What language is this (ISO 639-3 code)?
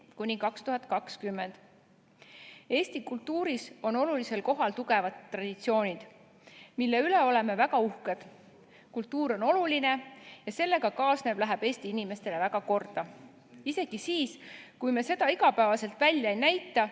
est